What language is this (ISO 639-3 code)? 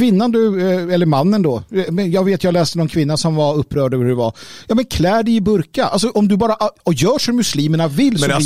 swe